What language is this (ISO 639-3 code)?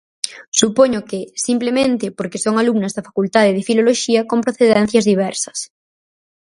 glg